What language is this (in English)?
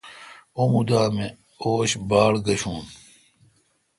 Kalkoti